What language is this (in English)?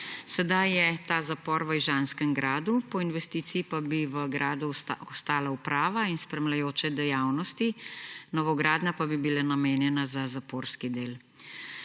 Slovenian